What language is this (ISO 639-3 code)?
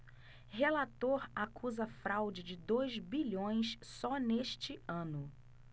por